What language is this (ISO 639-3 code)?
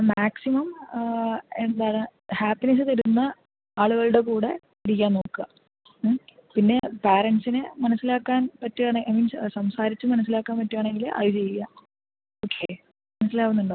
mal